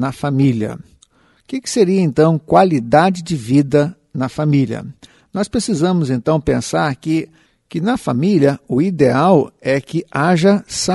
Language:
Portuguese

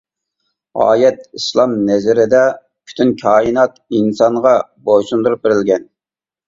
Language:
Uyghur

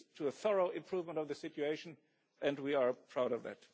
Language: English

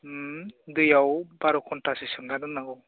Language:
Bodo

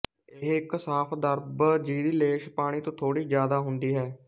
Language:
Punjabi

